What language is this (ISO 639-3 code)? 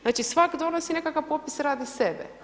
hrv